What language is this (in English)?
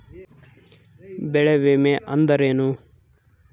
Kannada